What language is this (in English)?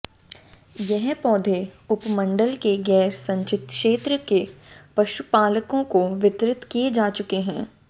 Hindi